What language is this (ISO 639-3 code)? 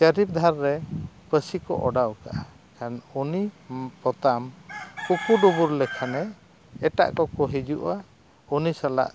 sat